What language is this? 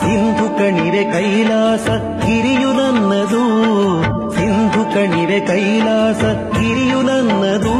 Kannada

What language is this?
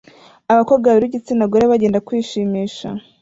Kinyarwanda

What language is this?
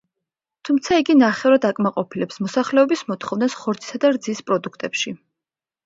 Georgian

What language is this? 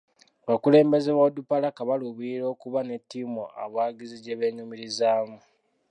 Ganda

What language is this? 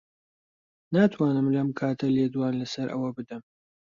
Central Kurdish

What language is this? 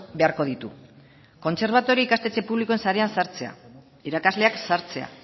Basque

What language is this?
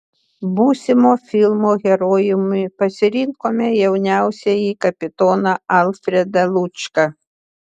Lithuanian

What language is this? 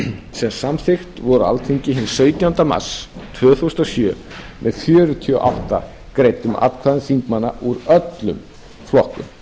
Icelandic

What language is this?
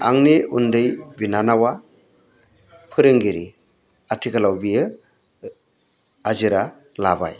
Bodo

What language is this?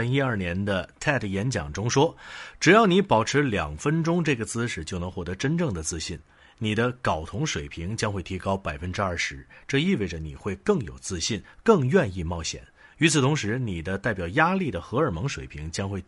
Chinese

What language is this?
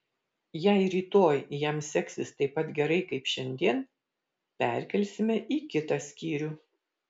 Lithuanian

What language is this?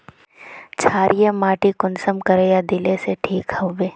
Magahi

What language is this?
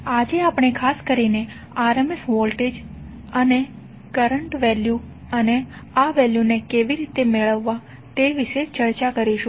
Gujarati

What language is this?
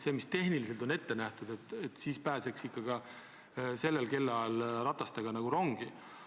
Estonian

